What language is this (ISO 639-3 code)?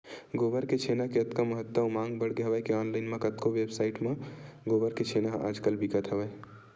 hne